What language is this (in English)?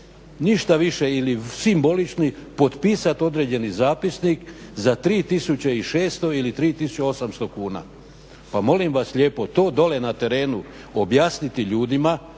Croatian